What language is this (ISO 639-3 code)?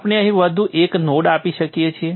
guj